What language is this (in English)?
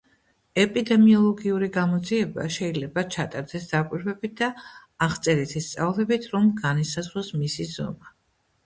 Georgian